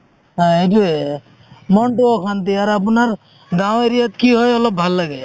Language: Assamese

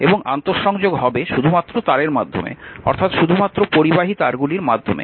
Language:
Bangla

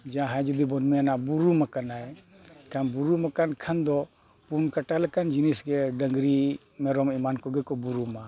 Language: Santali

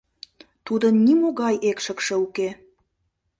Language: Mari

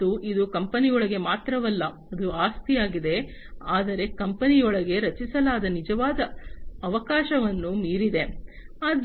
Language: Kannada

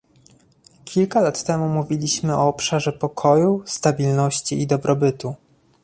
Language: Polish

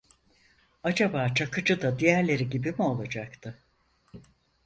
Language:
Turkish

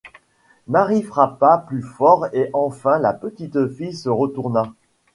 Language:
French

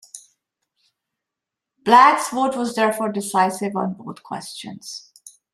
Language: English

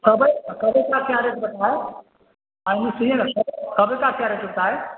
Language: Urdu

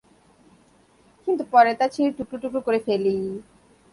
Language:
Bangla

